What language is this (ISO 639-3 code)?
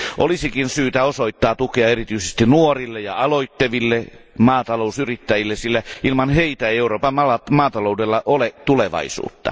fin